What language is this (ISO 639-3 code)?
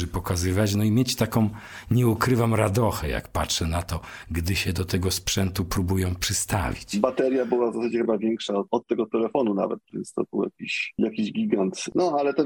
pol